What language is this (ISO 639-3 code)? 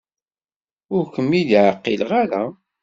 kab